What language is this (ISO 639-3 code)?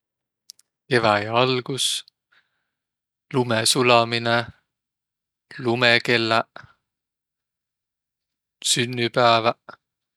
vro